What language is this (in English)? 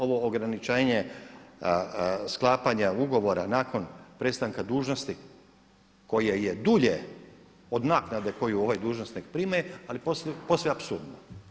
Croatian